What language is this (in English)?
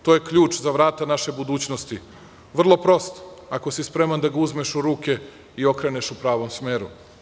Serbian